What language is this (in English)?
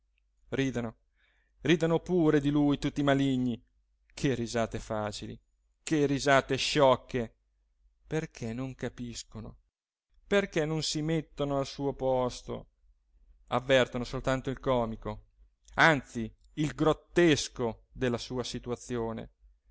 Italian